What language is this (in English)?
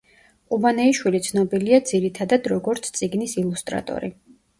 Georgian